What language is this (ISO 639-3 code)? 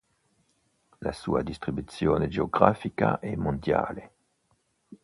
ita